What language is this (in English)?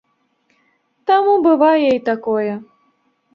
Belarusian